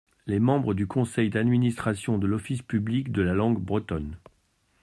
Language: French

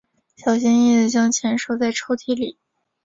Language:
Chinese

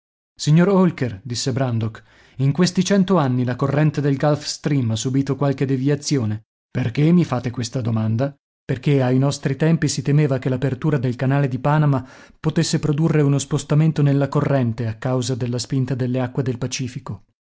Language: Italian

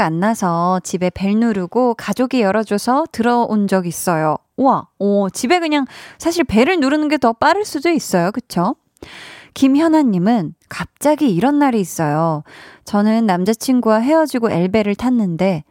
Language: Korean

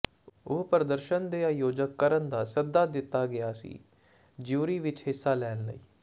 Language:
Punjabi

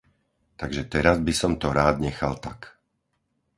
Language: Slovak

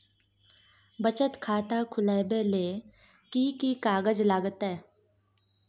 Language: Maithili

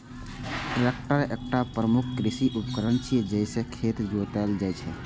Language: Maithili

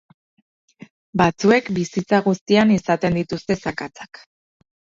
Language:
Basque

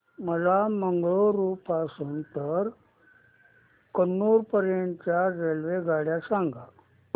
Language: Marathi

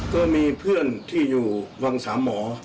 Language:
Thai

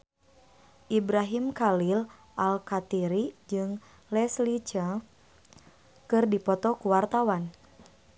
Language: Sundanese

